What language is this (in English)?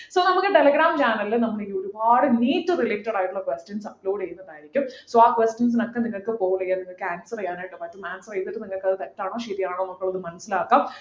Malayalam